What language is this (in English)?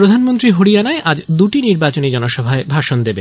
Bangla